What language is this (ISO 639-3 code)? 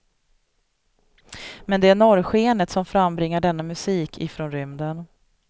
swe